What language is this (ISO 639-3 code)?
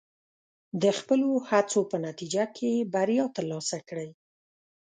pus